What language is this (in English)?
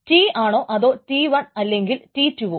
Malayalam